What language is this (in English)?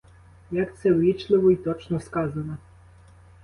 Ukrainian